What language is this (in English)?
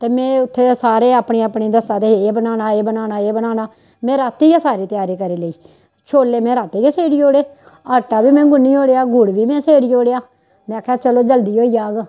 Dogri